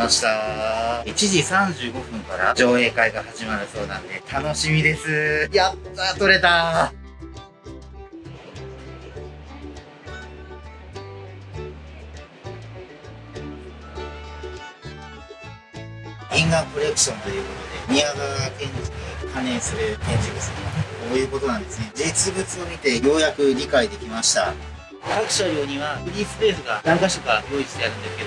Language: Japanese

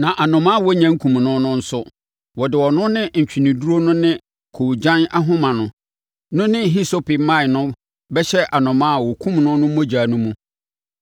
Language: Akan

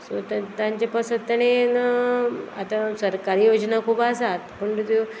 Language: Konkani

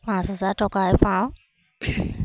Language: Assamese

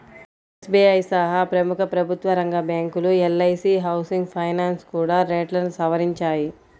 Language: Telugu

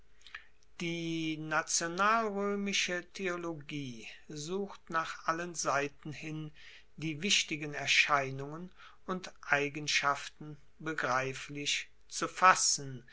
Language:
German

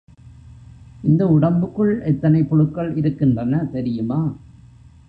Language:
Tamil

